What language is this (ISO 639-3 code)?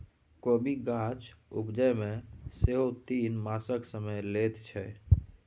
mai